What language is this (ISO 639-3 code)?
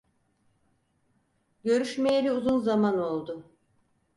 tur